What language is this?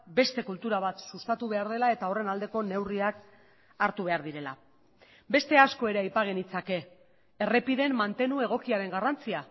Basque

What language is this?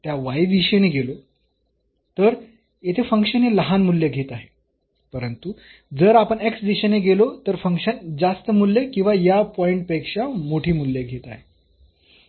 Marathi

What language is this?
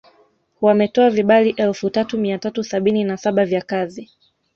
Swahili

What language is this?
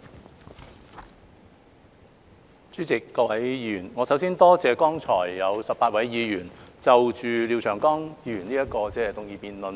Cantonese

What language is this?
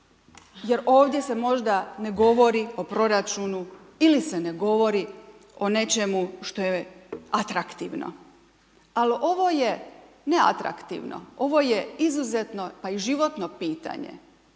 Croatian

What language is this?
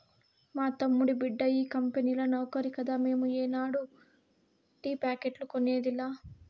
Telugu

